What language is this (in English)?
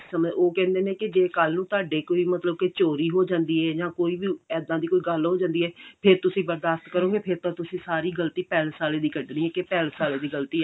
Punjabi